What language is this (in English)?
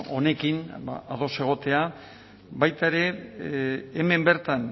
Basque